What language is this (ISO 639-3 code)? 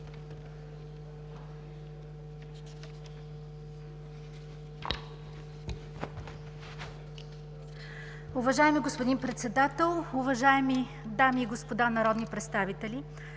bul